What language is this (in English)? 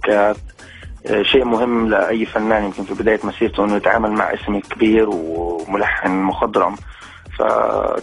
Arabic